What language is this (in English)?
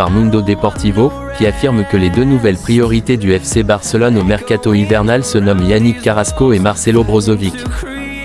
French